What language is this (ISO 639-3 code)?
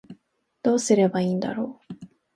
jpn